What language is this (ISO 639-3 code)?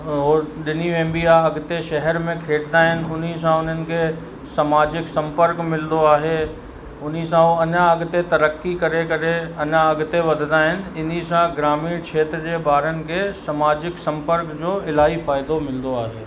snd